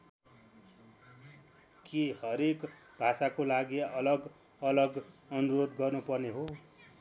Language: Nepali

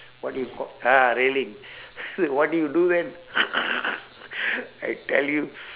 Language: English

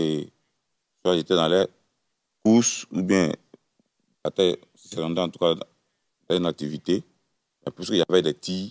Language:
French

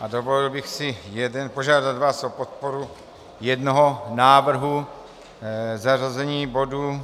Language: Czech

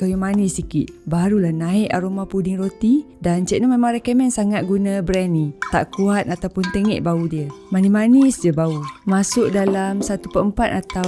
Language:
Malay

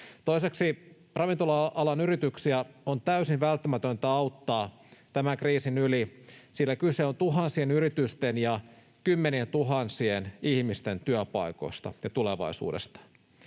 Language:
Finnish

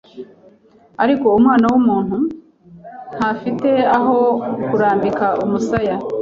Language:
Kinyarwanda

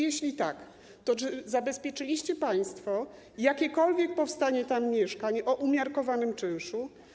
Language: Polish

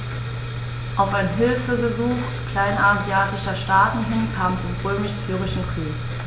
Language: German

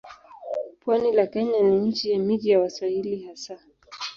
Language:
Swahili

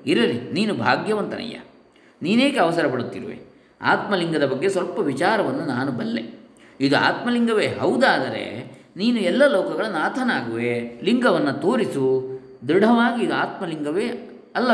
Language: Kannada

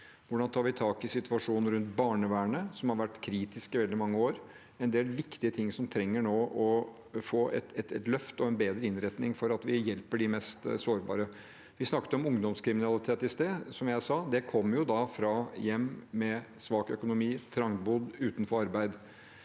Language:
Norwegian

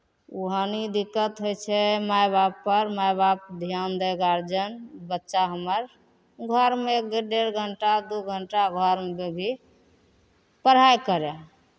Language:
Maithili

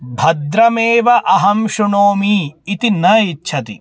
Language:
Sanskrit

